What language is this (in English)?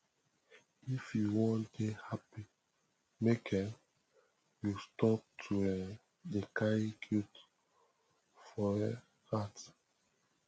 Nigerian Pidgin